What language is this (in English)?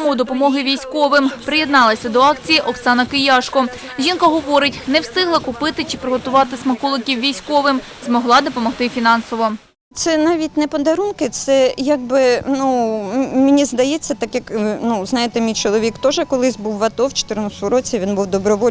Ukrainian